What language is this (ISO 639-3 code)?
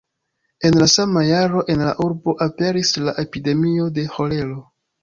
epo